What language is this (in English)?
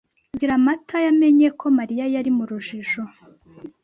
Kinyarwanda